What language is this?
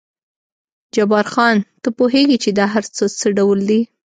Pashto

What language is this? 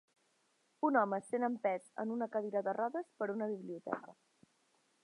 Catalan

